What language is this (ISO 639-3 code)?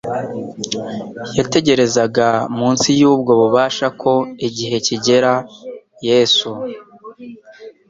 kin